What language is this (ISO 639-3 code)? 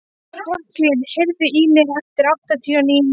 isl